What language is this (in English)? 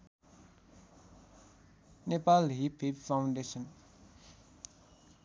Nepali